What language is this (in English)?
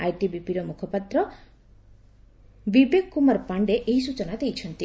Odia